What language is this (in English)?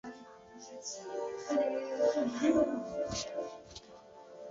Chinese